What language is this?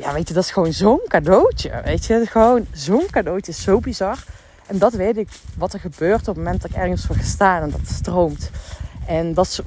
Dutch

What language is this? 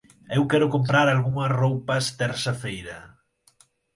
Portuguese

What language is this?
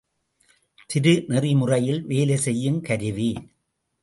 Tamil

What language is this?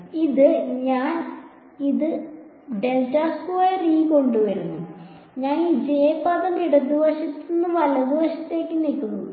Malayalam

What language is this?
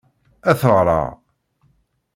Kabyle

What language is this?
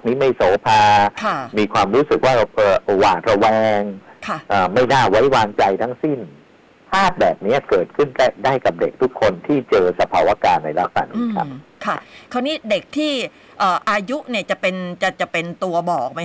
Thai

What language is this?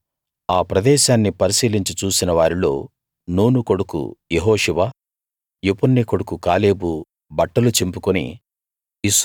Telugu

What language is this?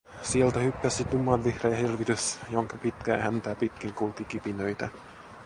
Finnish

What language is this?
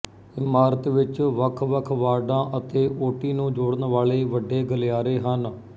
Punjabi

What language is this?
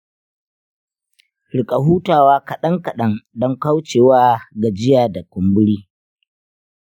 Hausa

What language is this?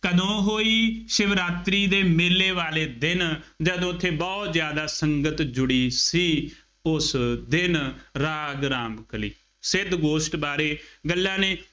Punjabi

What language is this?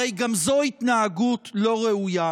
Hebrew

